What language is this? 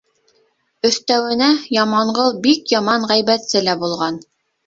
Bashkir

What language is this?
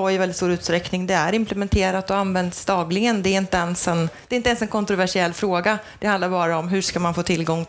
Swedish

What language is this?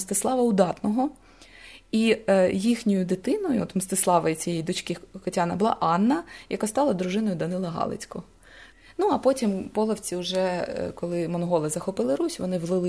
Ukrainian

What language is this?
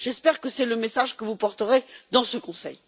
French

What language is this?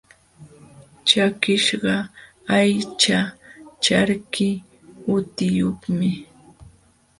Jauja Wanca Quechua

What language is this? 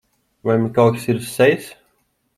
Latvian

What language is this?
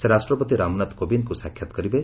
Odia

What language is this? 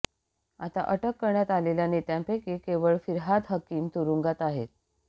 Marathi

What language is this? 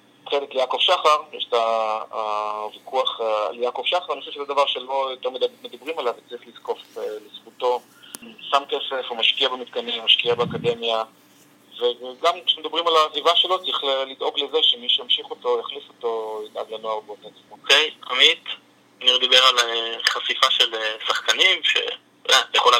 Hebrew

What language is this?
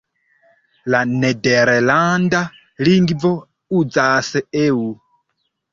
Esperanto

